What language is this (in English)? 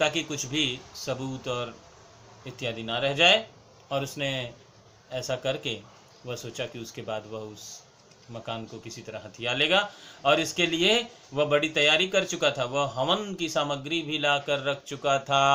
Hindi